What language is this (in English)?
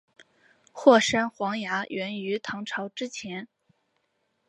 Chinese